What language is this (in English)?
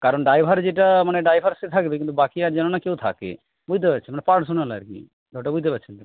Bangla